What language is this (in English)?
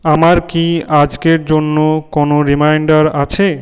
Bangla